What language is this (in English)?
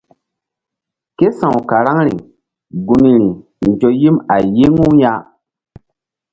Mbum